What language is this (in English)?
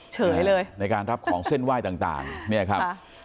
Thai